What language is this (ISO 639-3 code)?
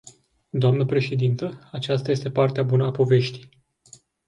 ron